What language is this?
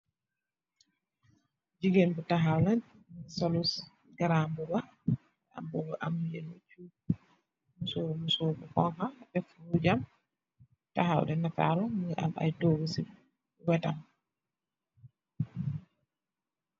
Wolof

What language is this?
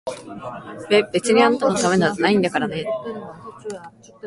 Japanese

